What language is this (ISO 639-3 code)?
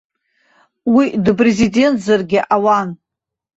abk